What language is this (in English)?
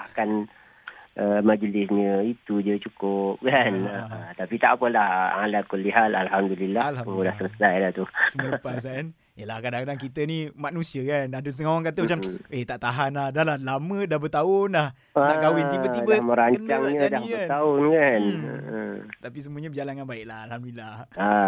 Malay